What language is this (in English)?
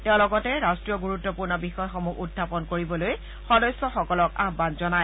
Assamese